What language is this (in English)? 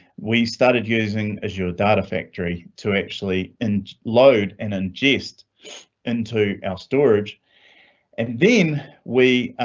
English